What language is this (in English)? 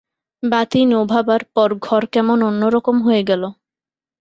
Bangla